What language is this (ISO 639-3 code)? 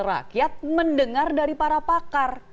ind